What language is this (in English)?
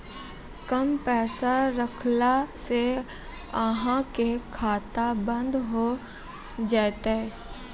Maithili